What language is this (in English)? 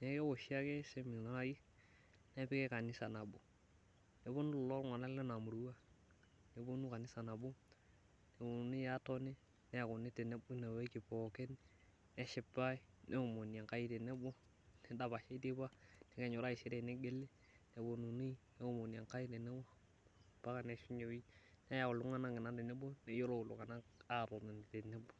Masai